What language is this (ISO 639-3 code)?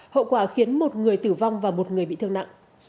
vie